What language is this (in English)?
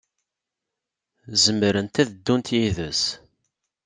Kabyle